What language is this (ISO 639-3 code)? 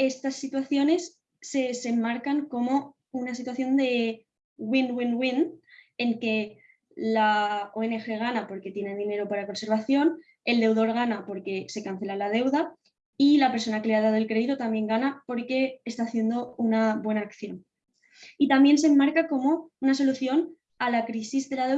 spa